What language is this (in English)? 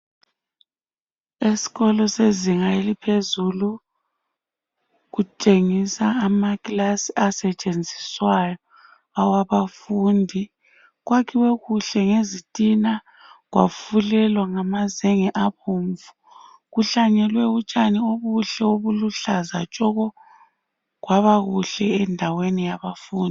North Ndebele